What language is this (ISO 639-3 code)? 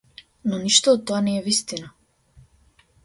mkd